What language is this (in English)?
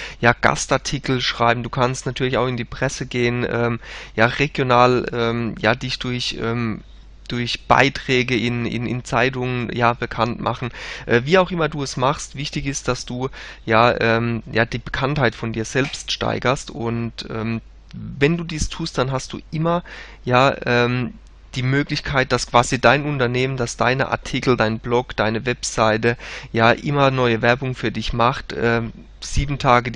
German